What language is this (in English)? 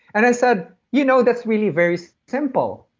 English